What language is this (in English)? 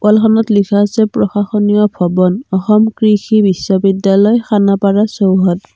Assamese